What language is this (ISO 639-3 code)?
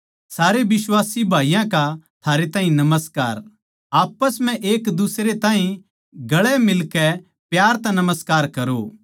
bgc